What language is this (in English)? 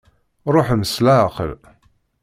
Kabyle